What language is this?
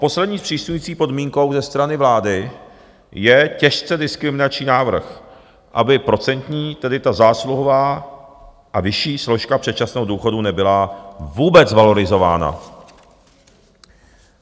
Czech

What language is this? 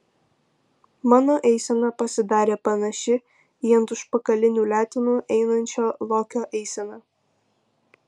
Lithuanian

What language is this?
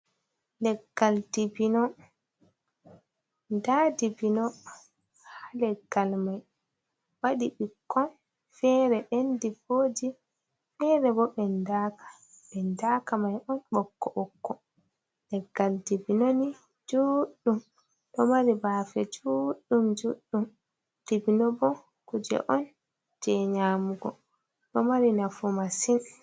Fula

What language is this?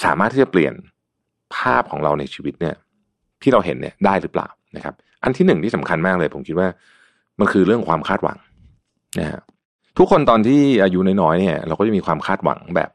Thai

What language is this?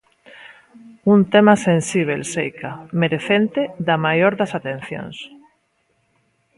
Galician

